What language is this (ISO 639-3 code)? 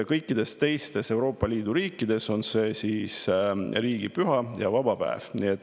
est